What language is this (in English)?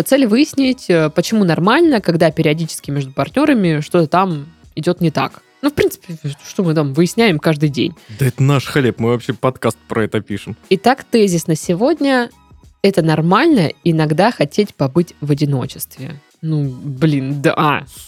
Russian